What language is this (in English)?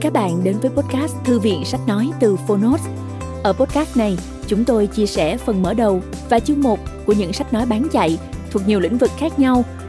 Vietnamese